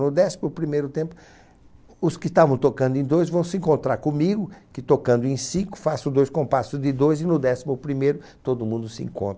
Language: Portuguese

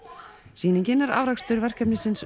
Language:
Icelandic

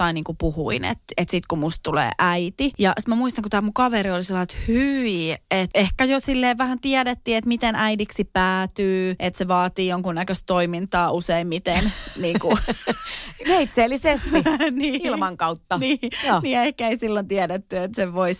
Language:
Finnish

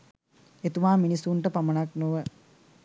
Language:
Sinhala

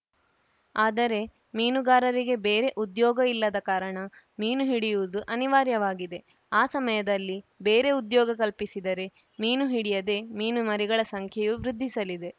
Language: Kannada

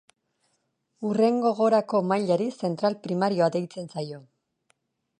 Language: Basque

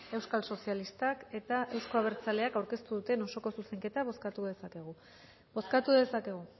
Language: Basque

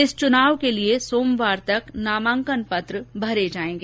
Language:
Hindi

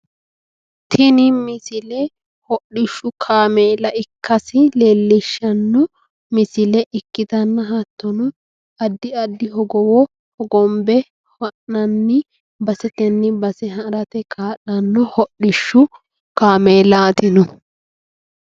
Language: Sidamo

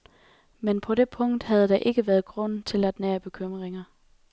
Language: Danish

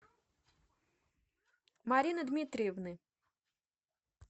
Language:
Russian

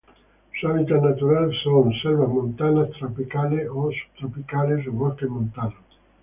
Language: Spanish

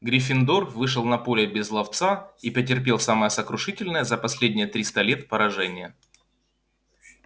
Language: Russian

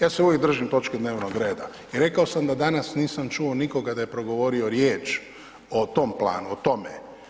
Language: Croatian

